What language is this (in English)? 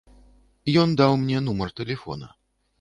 Belarusian